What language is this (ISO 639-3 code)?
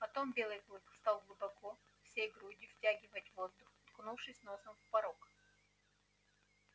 rus